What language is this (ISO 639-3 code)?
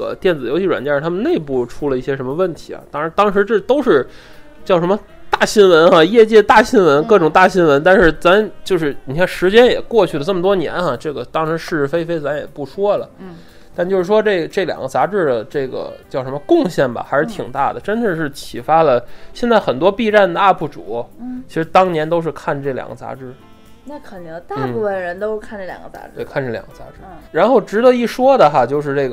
zho